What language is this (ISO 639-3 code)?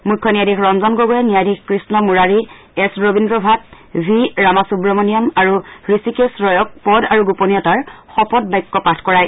asm